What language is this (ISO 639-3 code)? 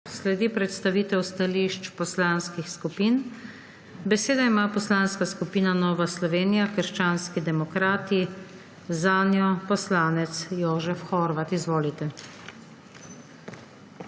slv